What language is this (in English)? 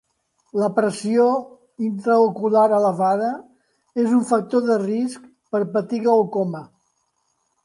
Catalan